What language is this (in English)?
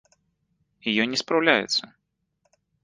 Belarusian